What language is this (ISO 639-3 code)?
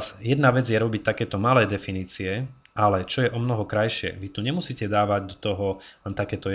slk